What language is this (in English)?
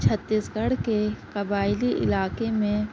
Urdu